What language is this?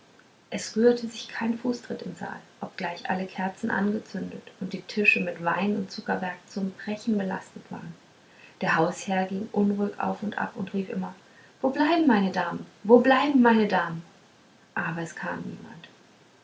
German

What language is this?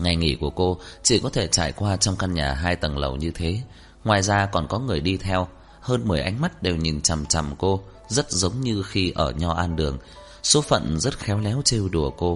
Vietnamese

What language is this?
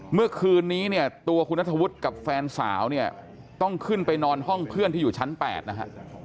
Thai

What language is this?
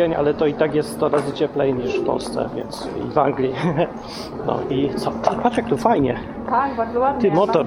Polish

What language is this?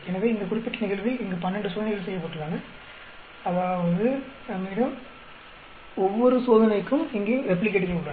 Tamil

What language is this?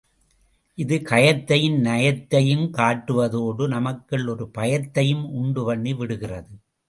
Tamil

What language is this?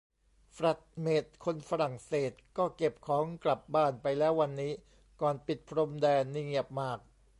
Thai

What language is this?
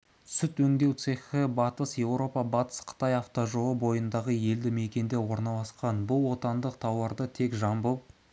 Kazakh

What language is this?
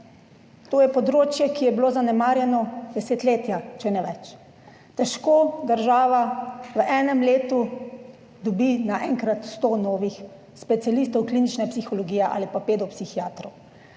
Slovenian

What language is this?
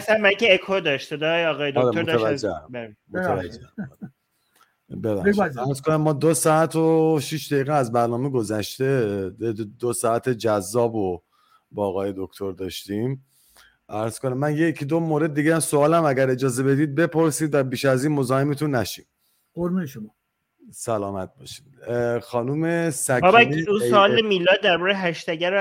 Persian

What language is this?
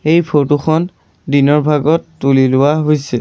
Assamese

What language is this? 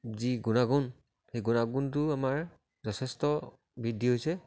Assamese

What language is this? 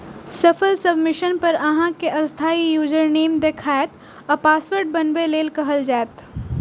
Maithili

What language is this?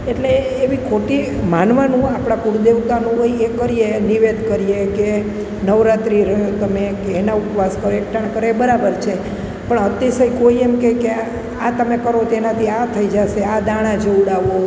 Gujarati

